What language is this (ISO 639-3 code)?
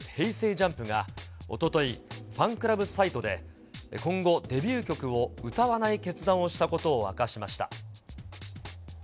jpn